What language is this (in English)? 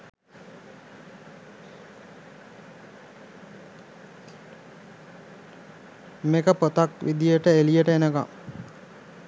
Sinhala